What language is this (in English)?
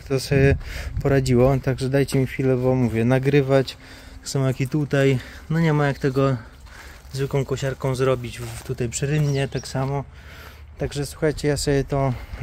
Polish